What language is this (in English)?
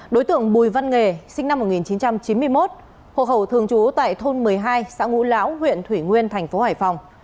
Vietnamese